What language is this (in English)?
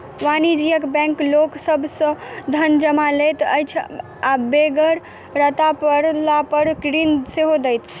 Maithili